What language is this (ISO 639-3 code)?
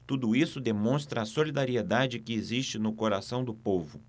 por